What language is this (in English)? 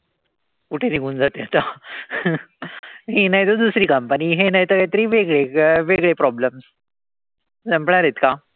Marathi